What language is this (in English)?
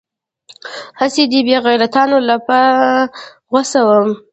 Pashto